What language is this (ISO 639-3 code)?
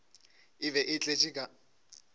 nso